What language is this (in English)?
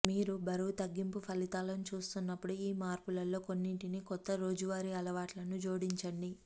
Telugu